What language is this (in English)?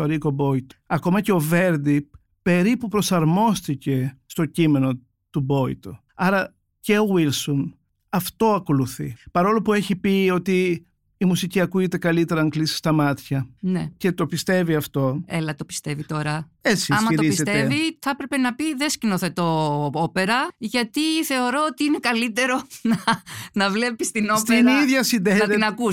Greek